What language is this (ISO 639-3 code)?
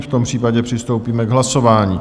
ces